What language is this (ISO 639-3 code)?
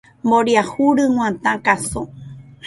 grn